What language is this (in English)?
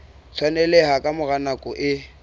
Southern Sotho